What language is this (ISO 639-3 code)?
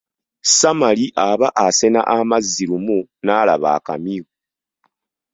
lug